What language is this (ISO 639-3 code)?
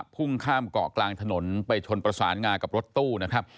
tha